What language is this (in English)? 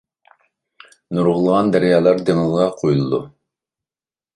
Uyghur